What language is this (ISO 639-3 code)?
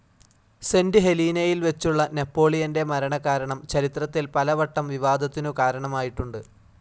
mal